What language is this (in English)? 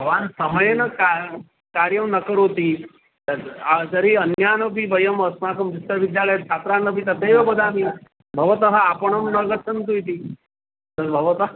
Sanskrit